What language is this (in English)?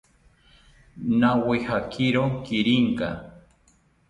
South Ucayali Ashéninka